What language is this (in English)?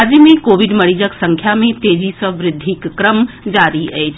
Maithili